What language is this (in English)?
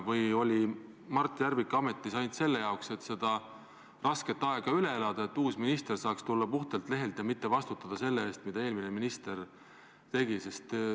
Estonian